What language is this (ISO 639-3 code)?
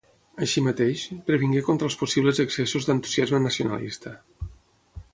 cat